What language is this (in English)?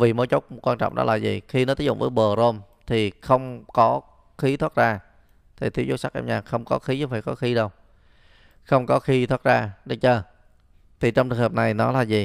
Vietnamese